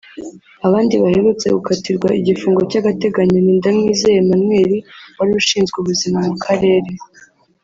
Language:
Kinyarwanda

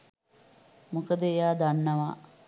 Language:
Sinhala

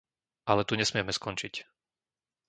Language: Slovak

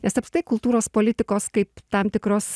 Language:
Lithuanian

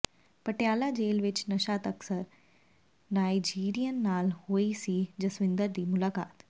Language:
Punjabi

